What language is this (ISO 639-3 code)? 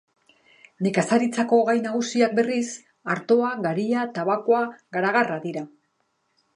eus